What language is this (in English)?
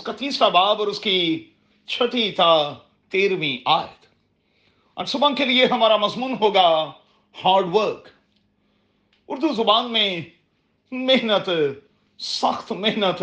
Urdu